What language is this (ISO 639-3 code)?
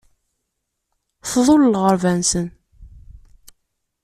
kab